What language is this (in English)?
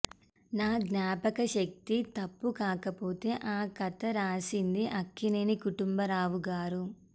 Telugu